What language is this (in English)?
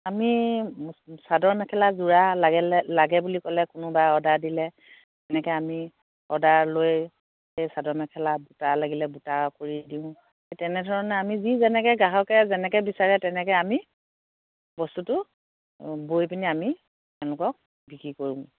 Assamese